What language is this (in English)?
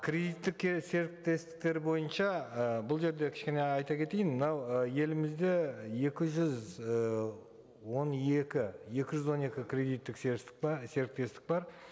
Kazakh